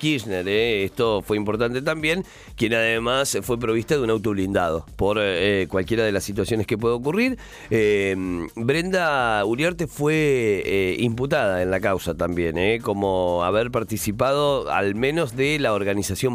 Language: Spanish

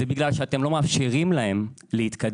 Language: Hebrew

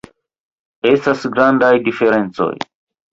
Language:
Esperanto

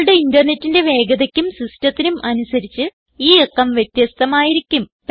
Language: Malayalam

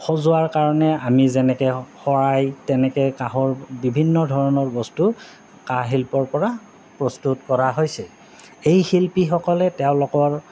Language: Assamese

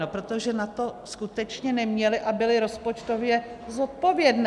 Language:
Czech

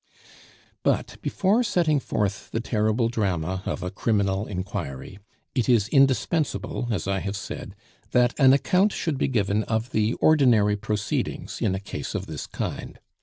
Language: English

